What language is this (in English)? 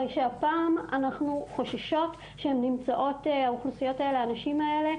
Hebrew